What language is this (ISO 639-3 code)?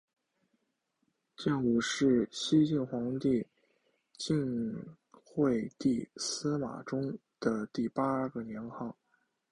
zho